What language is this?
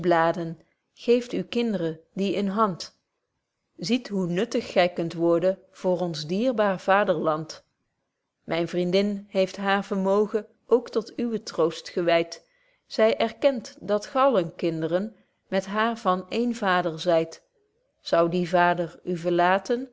Dutch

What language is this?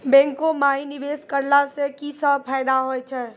Maithili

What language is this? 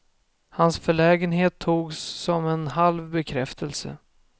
Swedish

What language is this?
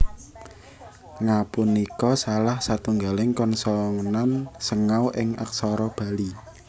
Javanese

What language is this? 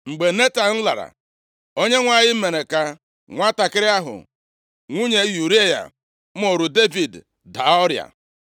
Igbo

